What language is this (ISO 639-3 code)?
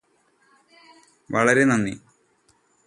mal